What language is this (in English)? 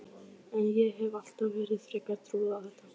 Icelandic